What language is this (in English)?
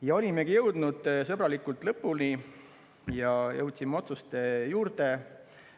Estonian